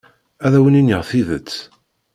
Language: Kabyle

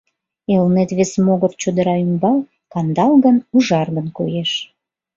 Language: Mari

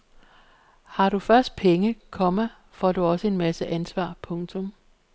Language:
Danish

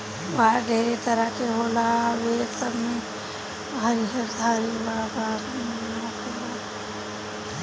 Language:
Bhojpuri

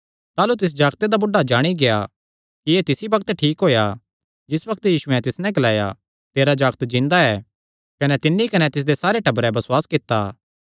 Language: Kangri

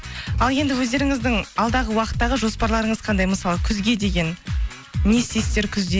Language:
Kazakh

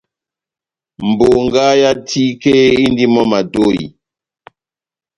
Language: Batanga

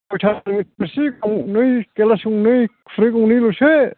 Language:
Bodo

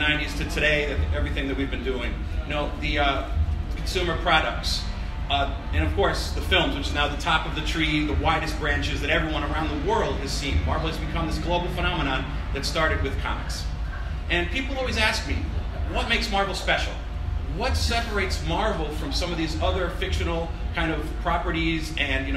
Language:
English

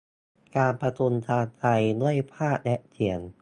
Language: Thai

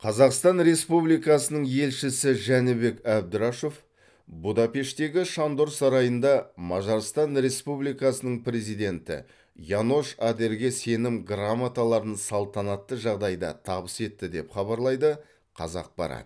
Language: Kazakh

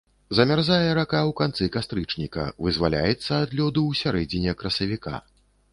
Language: Belarusian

